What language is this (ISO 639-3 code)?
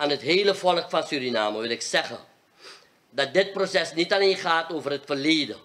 nld